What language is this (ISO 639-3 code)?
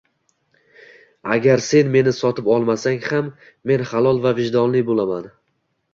uzb